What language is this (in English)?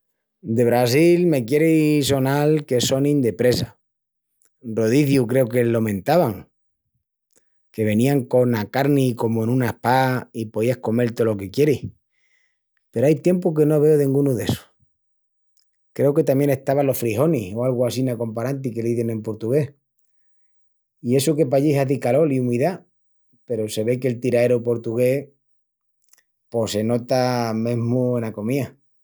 Extremaduran